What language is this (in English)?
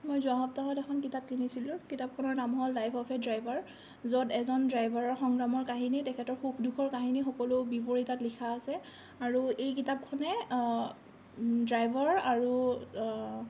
Assamese